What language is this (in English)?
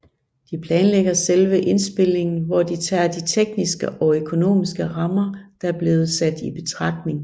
Danish